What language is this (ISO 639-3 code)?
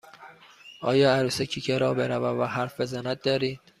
fas